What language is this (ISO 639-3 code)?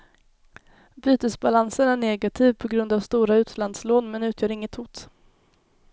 swe